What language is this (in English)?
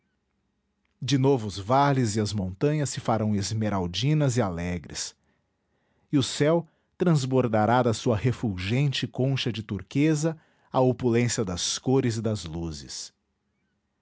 Portuguese